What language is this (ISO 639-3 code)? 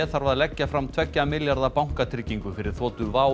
isl